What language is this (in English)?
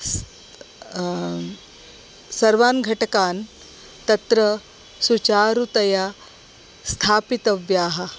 Sanskrit